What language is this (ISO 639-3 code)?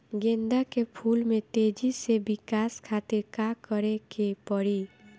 bho